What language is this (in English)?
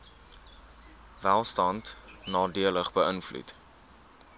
Afrikaans